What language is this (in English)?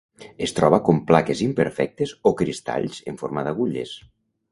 Catalan